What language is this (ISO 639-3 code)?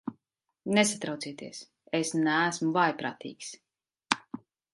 lav